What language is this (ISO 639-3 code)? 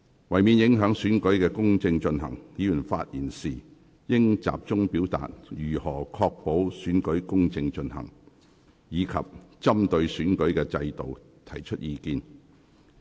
yue